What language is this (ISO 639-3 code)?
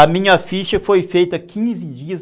por